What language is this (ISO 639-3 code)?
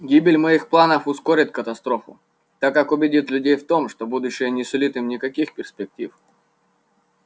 rus